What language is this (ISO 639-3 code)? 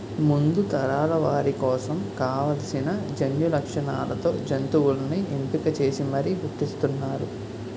tel